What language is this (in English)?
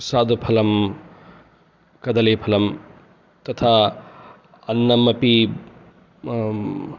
Sanskrit